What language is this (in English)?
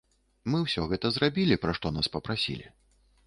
Belarusian